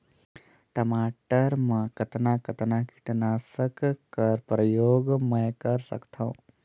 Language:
Chhattisgarhi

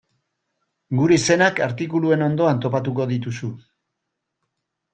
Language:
Basque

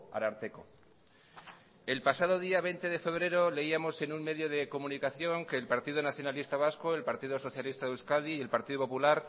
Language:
Spanish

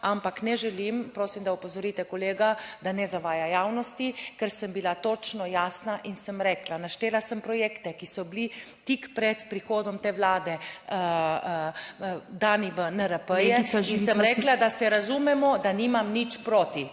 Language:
Slovenian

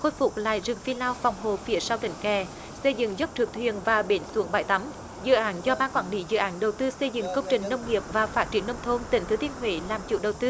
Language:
Vietnamese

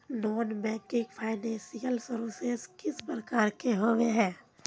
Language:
Magahi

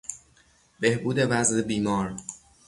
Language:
Persian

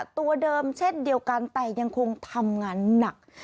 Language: Thai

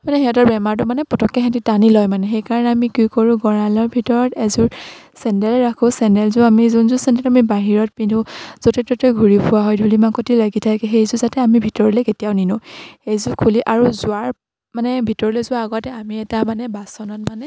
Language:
Assamese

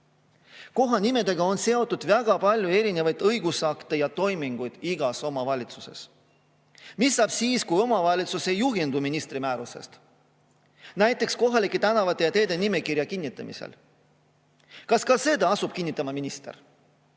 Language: Estonian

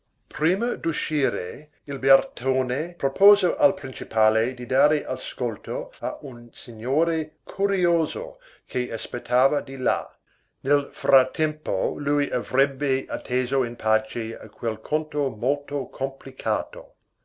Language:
Italian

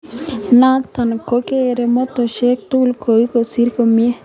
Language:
Kalenjin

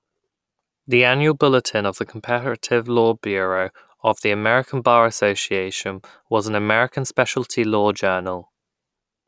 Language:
English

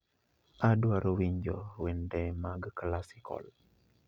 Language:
Luo (Kenya and Tanzania)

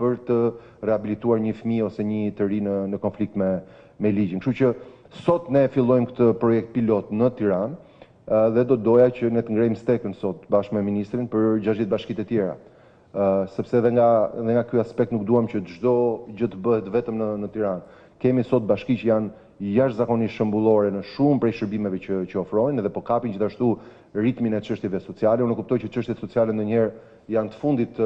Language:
Romanian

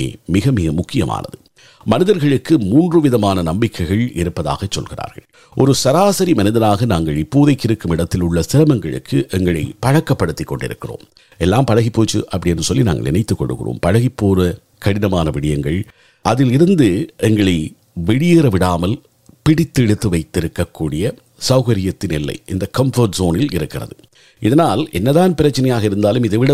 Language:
Tamil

